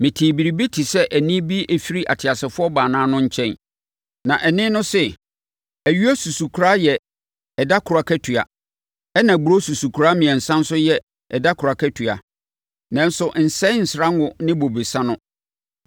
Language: Akan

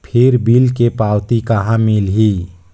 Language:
Chhattisgarhi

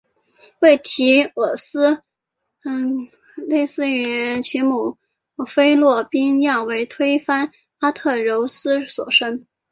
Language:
Chinese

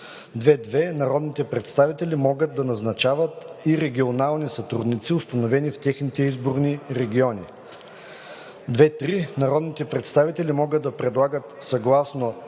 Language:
Bulgarian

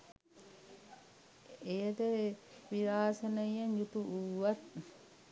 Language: Sinhala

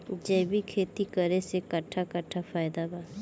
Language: Bhojpuri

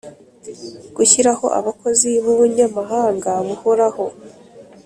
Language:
Kinyarwanda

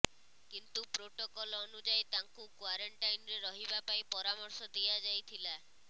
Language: Odia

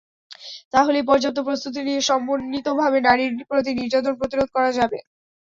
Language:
Bangla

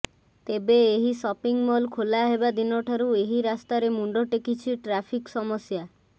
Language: Odia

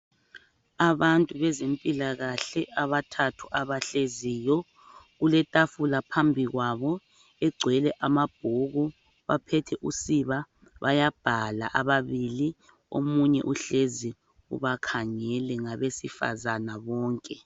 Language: North Ndebele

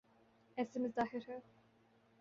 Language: Urdu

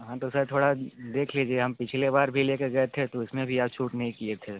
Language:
Hindi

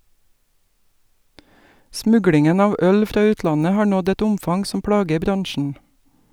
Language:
Norwegian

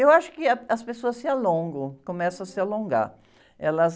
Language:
Portuguese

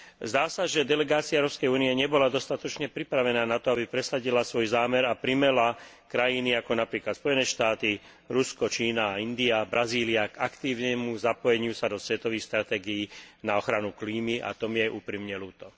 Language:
Slovak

